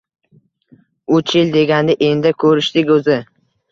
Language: Uzbek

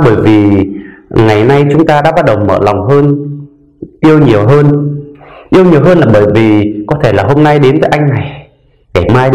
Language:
Vietnamese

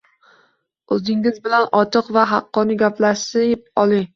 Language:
Uzbek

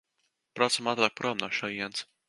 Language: Latvian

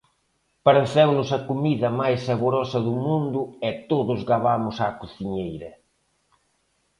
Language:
Galician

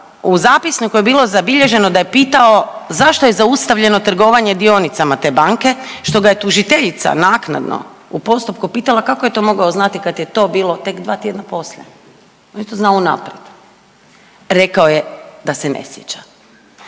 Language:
Croatian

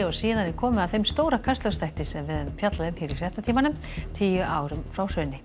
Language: Icelandic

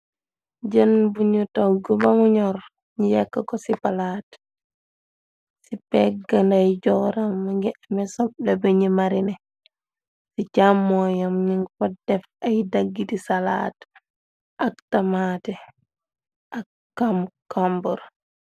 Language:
Wolof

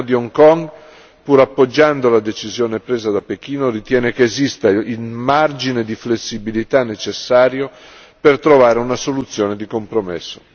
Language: Italian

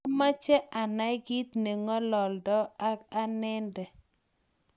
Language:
Kalenjin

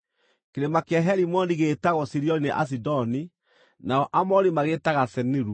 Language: Kikuyu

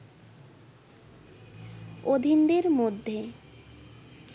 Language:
Bangla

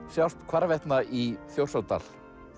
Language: Icelandic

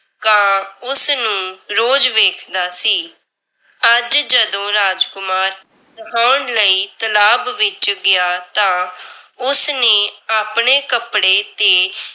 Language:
Punjabi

